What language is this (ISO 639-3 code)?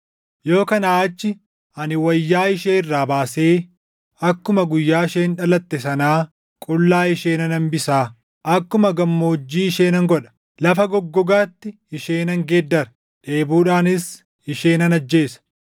orm